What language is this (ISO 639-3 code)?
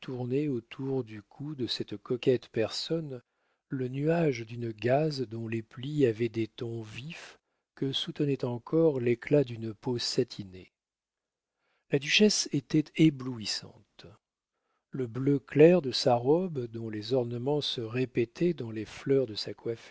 fra